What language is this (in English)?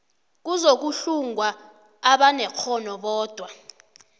South Ndebele